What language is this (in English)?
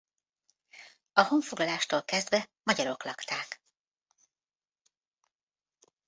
Hungarian